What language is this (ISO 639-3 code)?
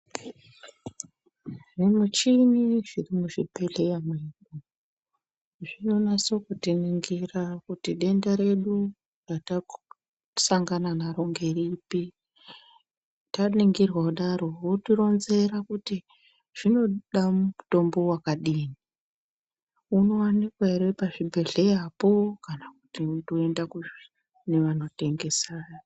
ndc